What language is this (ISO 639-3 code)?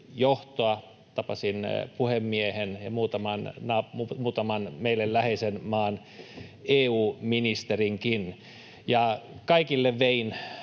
fin